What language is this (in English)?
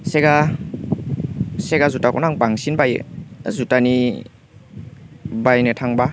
Bodo